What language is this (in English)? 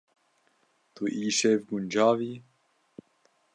Kurdish